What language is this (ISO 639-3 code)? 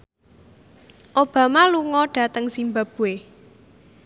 jav